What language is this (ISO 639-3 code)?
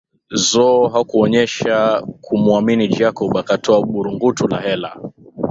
swa